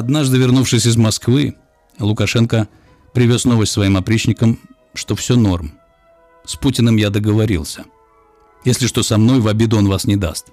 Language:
Russian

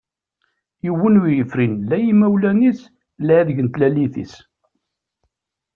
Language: Kabyle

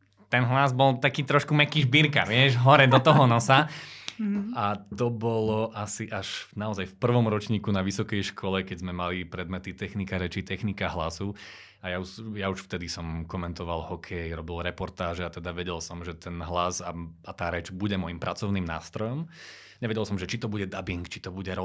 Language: Slovak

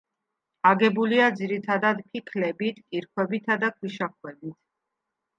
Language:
Georgian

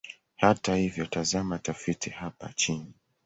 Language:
Swahili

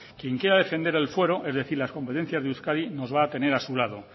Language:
Spanish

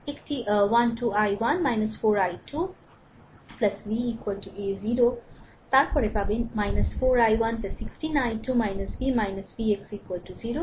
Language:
Bangla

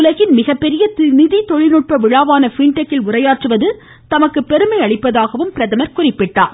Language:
Tamil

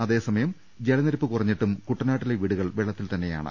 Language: Malayalam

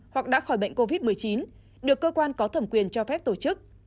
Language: Vietnamese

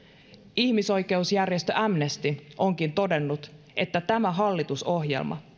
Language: Finnish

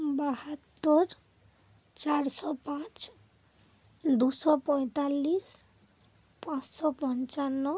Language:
Bangla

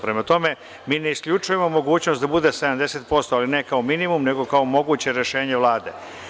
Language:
Serbian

